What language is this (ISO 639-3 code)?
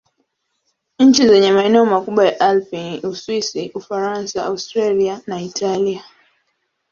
swa